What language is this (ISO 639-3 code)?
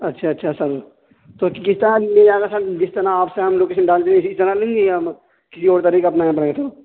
urd